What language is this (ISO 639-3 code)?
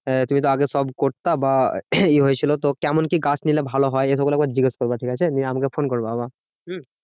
ben